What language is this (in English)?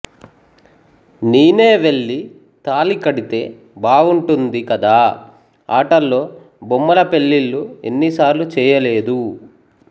Telugu